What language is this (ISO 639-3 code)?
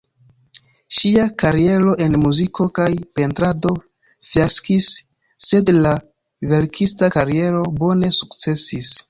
epo